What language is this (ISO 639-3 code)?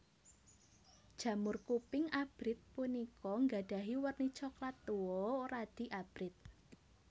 jav